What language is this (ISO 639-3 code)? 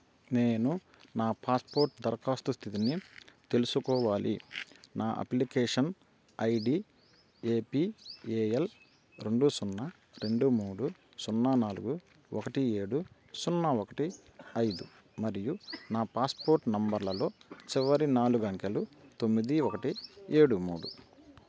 tel